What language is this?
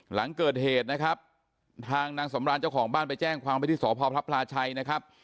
Thai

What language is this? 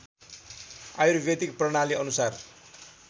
Nepali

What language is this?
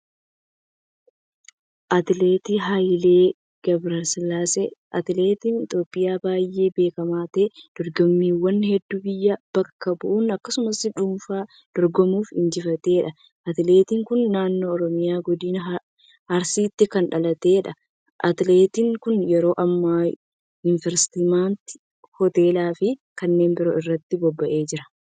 Oromo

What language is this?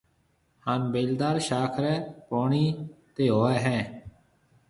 Marwari (Pakistan)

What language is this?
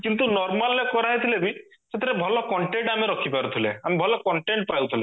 Odia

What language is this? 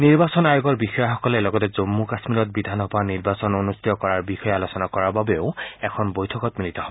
Assamese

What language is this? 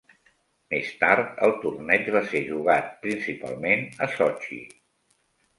Catalan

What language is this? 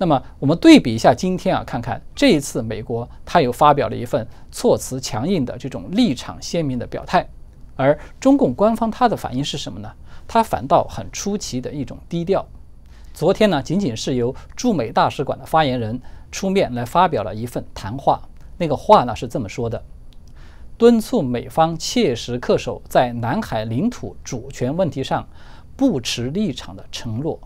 Chinese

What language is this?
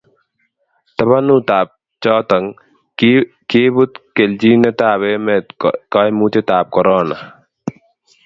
Kalenjin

